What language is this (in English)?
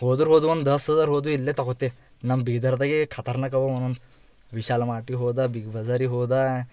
Kannada